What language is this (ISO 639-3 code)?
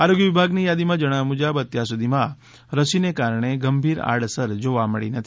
guj